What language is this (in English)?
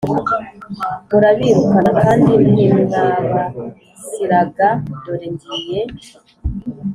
Kinyarwanda